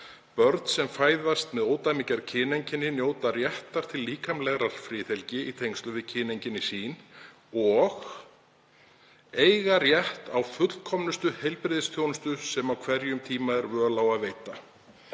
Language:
Icelandic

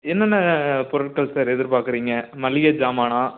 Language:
Tamil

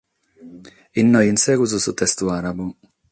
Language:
Sardinian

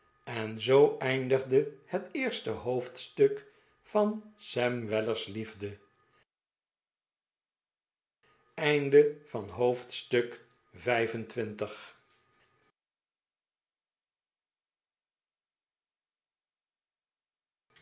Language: Dutch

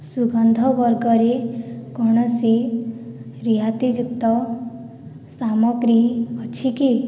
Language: Odia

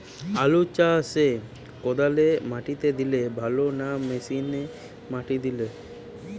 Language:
Bangla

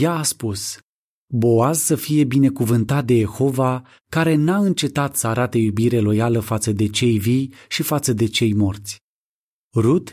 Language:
Romanian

